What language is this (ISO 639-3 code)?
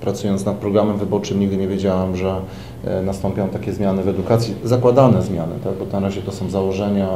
pol